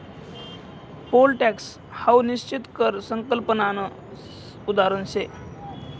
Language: Marathi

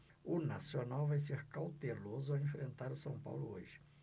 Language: Portuguese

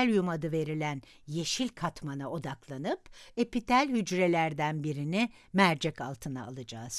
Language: Turkish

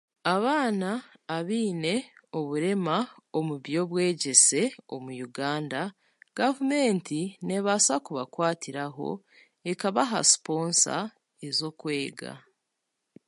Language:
Chiga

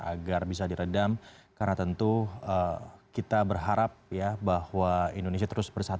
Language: Indonesian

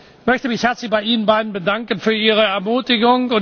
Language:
German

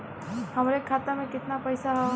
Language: Bhojpuri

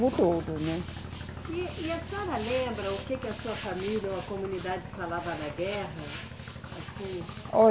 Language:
Portuguese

